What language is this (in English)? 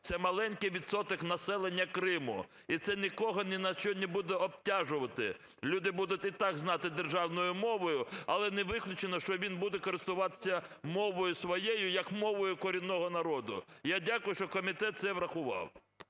Ukrainian